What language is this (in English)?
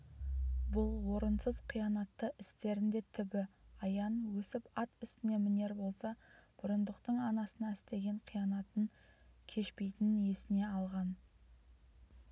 Kazakh